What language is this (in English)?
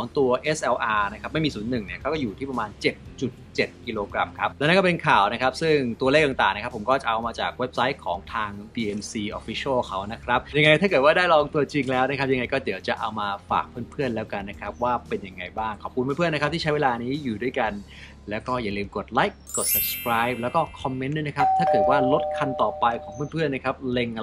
Thai